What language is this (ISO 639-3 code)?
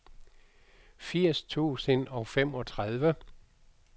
dan